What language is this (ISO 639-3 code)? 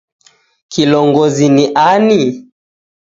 dav